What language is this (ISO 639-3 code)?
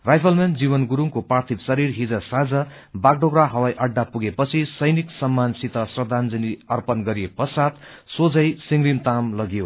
nep